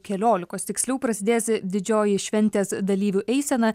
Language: Lithuanian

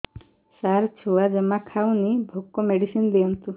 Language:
Odia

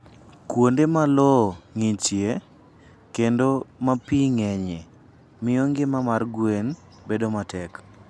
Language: Luo (Kenya and Tanzania)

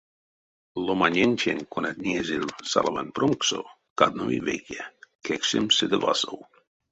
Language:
Erzya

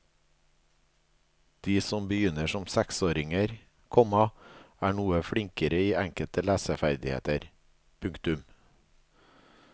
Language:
Norwegian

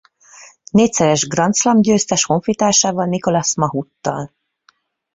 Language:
Hungarian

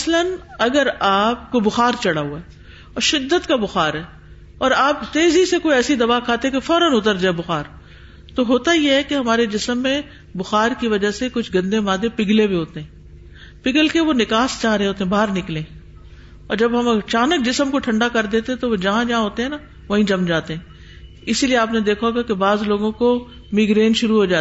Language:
Urdu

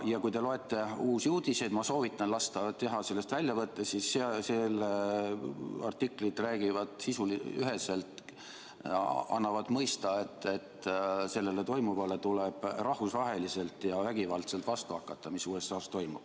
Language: Estonian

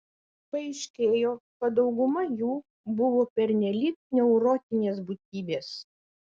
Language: Lithuanian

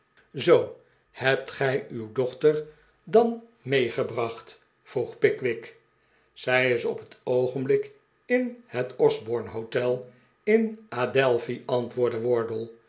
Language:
Dutch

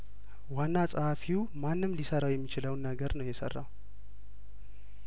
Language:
Amharic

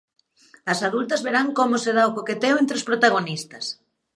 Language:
Galician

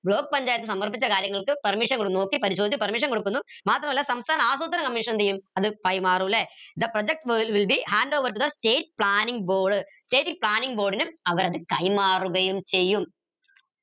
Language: Malayalam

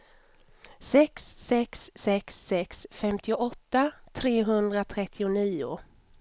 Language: Swedish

